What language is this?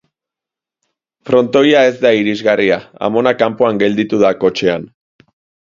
Basque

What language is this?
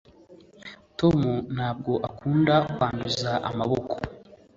Kinyarwanda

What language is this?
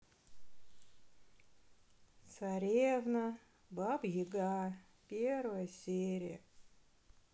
Russian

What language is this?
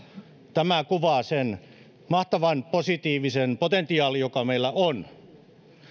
Finnish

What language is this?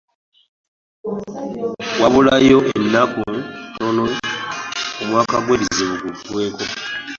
Ganda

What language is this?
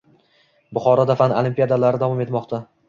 Uzbek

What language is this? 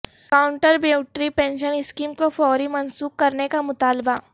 Urdu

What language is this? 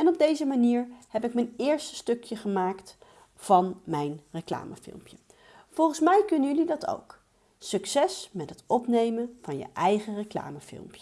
Dutch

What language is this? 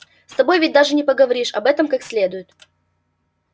Russian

